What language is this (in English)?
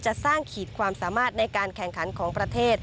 Thai